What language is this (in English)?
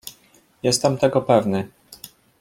Polish